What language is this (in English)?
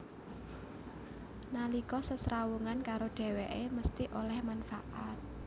Javanese